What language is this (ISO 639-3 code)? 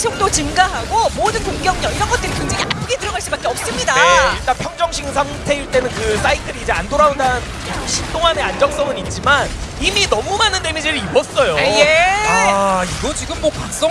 kor